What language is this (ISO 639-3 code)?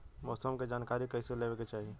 bho